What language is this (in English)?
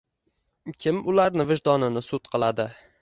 Uzbek